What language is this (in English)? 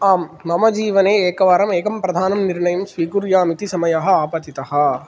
Sanskrit